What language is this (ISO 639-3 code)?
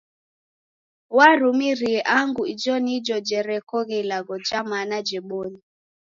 dav